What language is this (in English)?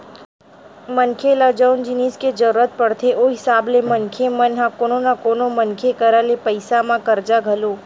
Chhattisgarhi